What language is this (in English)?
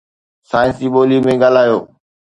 Sindhi